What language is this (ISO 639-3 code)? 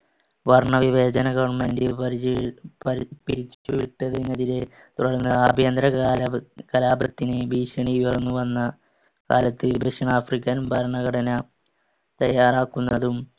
mal